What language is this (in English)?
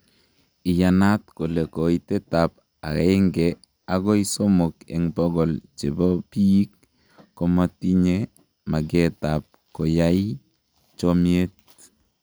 Kalenjin